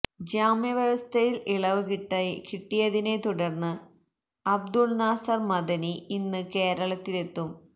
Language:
Malayalam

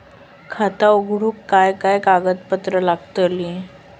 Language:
Marathi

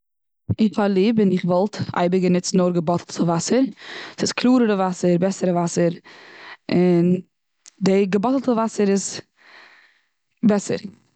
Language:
Yiddish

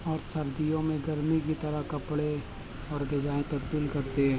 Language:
Urdu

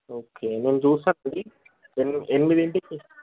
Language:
Telugu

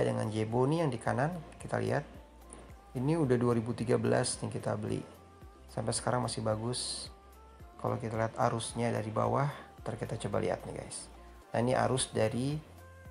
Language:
Indonesian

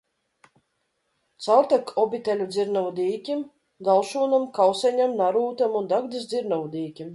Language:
Latvian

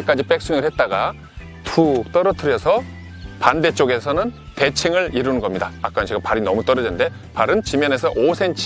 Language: Korean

